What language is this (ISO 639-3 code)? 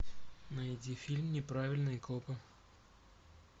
rus